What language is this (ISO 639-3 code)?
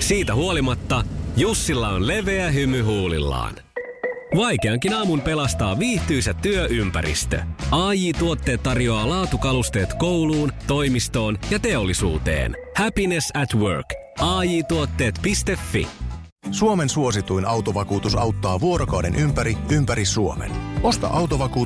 fin